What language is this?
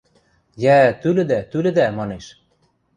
Western Mari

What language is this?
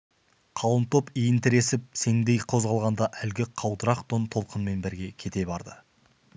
Kazakh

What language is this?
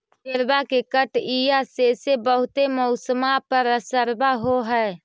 Magahi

